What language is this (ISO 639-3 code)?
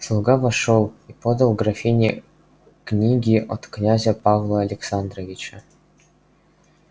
rus